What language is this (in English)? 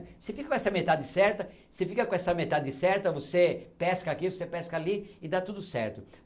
Portuguese